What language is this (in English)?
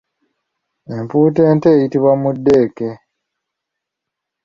Ganda